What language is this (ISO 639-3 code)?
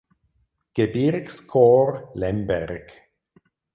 deu